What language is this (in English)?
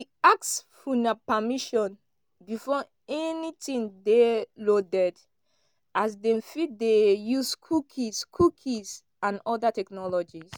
Nigerian Pidgin